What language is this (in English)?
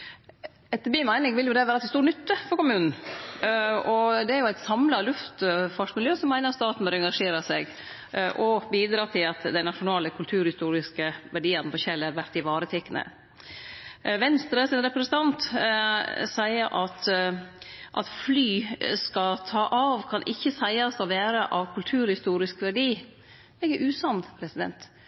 Norwegian Nynorsk